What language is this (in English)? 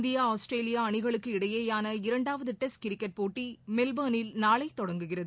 Tamil